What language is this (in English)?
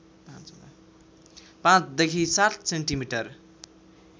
Nepali